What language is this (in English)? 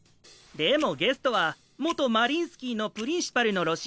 Japanese